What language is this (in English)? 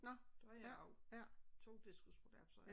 Danish